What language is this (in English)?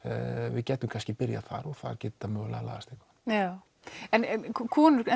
Icelandic